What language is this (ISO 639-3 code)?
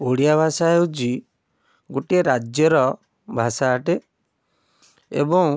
ori